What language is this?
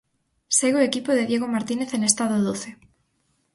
Galician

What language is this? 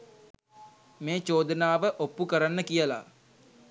Sinhala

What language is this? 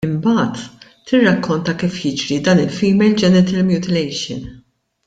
Maltese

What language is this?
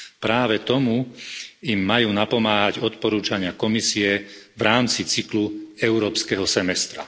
Slovak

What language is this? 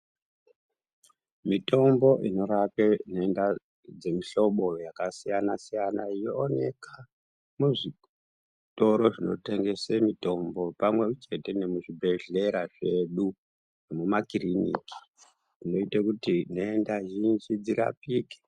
Ndau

